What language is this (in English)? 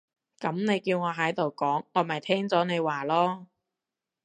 Cantonese